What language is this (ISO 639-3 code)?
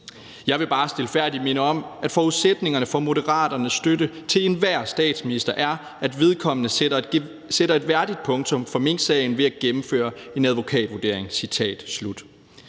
dan